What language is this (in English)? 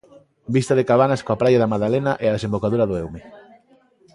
Galician